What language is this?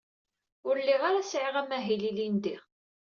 Kabyle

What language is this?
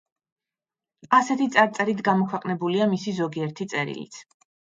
Georgian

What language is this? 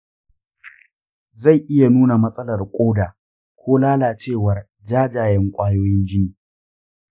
Hausa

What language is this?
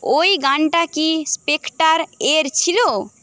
Bangla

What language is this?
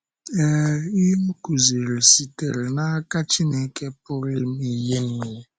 Igbo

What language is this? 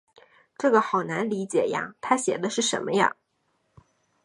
Chinese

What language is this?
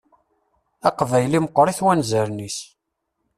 Kabyle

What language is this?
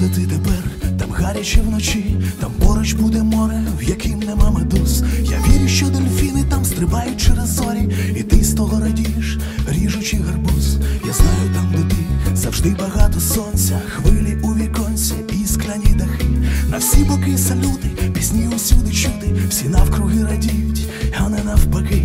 Ukrainian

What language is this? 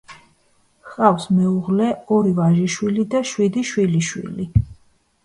Georgian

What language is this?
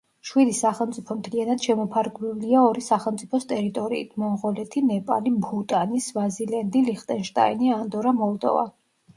Georgian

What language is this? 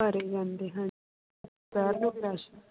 Punjabi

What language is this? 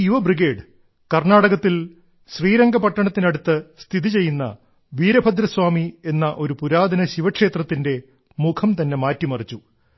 Malayalam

